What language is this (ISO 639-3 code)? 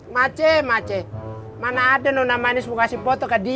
ind